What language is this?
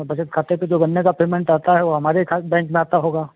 Hindi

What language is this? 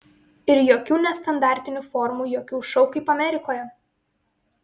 Lithuanian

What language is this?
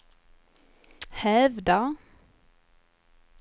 Swedish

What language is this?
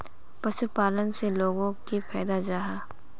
Magahi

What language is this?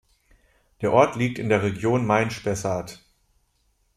German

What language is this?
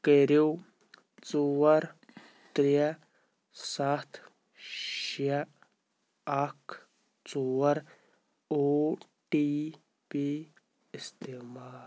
Kashmiri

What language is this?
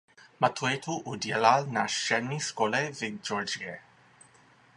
Czech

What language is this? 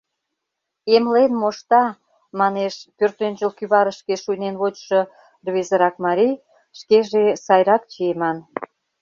Mari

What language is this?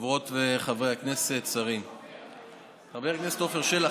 Hebrew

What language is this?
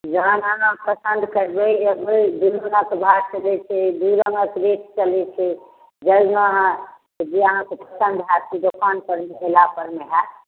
Maithili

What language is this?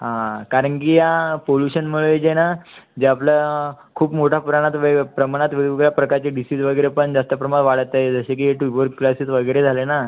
Marathi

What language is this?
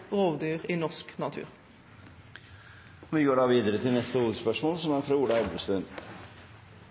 Norwegian Bokmål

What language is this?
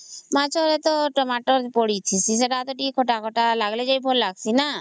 Odia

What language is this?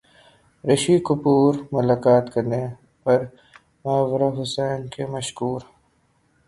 Urdu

